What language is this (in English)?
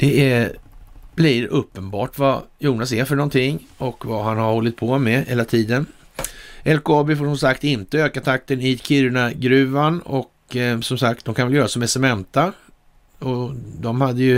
Swedish